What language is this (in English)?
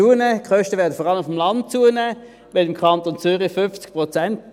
Swiss German